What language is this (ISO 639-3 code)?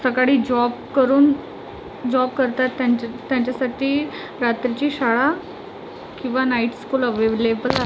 mar